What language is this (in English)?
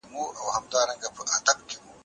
Pashto